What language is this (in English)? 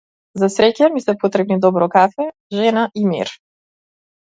Macedonian